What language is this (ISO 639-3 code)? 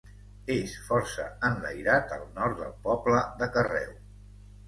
cat